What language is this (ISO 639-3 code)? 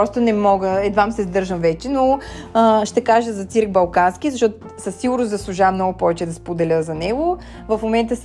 bul